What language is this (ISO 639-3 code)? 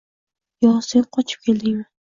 uzb